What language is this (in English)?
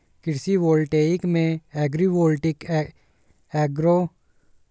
Hindi